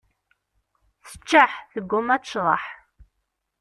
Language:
Kabyle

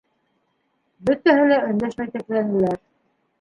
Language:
Bashkir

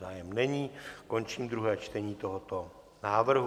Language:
Czech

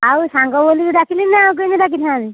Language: Odia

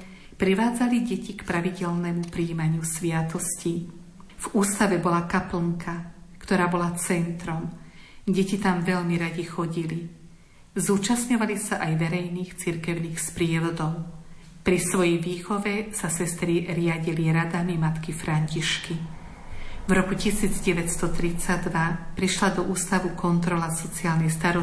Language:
Slovak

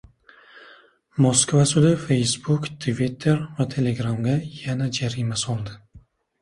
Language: Uzbek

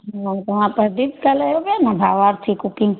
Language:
Sindhi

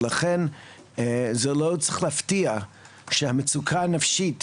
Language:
Hebrew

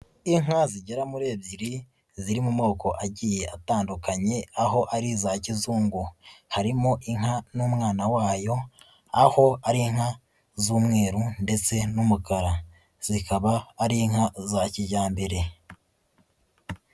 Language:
Kinyarwanda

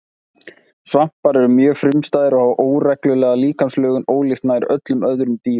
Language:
Icelandic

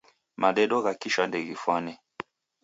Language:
Taita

